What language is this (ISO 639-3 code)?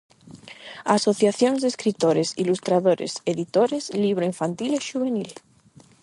glg